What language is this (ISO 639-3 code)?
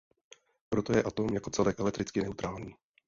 ces